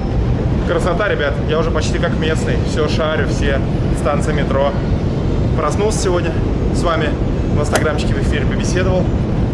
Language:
Russian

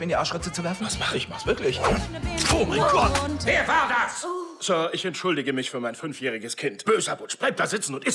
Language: German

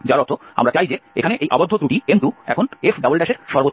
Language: Bangla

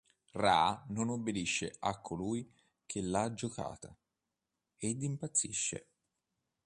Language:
Italian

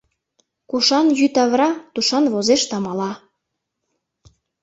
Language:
Mari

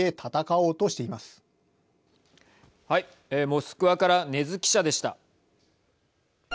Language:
Japanese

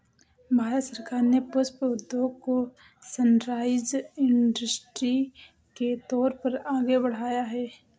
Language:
Hindi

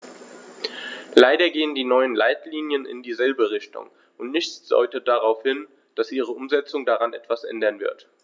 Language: German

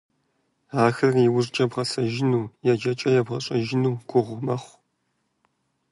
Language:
Kabardian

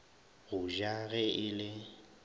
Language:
Northern Sotho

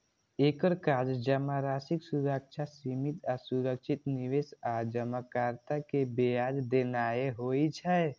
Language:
Maithili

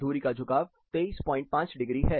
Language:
Hindi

